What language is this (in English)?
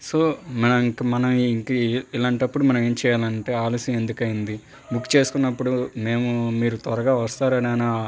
Telugu